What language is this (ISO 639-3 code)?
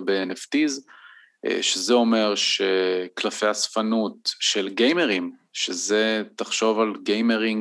heb